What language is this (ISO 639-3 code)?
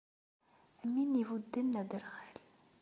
kab